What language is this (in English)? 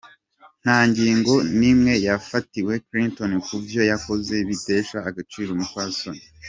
Kinyarwanda